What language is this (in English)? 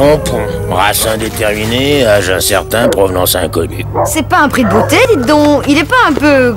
French